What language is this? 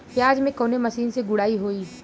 Bhojpuri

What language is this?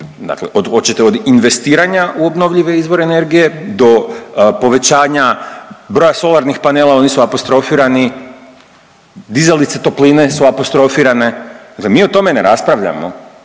Croatian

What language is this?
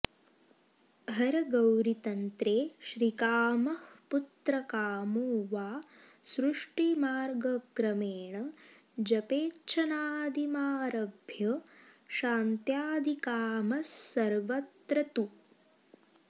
Sanskrit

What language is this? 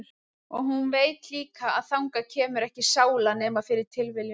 Icelandic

